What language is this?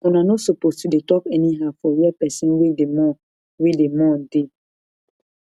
Nigerian Pidgin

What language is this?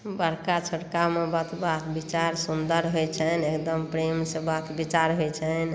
Maithili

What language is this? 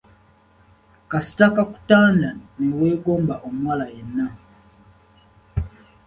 Ganda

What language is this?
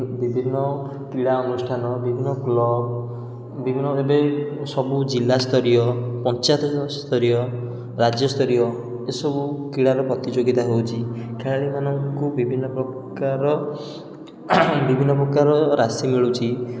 Odia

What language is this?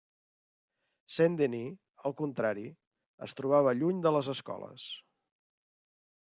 Catalan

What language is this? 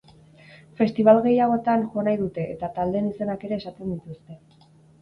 Basque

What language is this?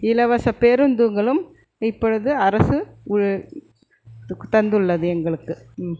Tamil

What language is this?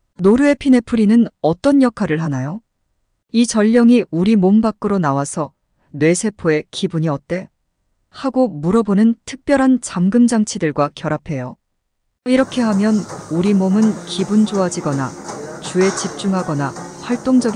Korean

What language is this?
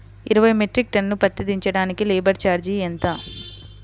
Telugu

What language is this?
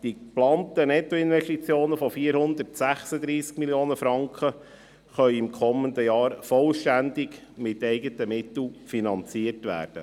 Swiss German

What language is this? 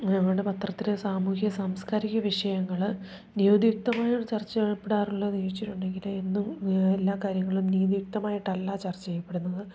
Malayalam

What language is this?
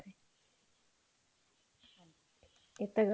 Punjabi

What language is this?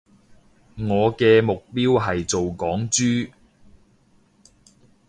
Cantonese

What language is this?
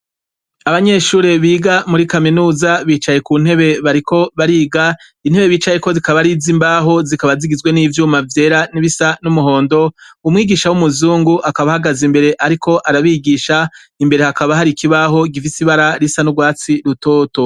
Rundi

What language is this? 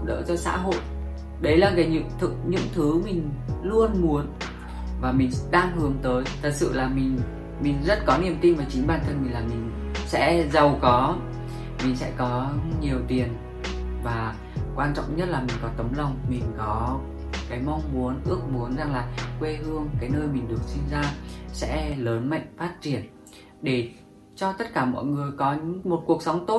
Vietnamese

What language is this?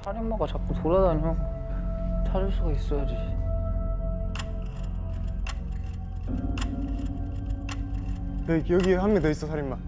Indonesian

